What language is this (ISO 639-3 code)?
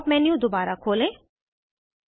hin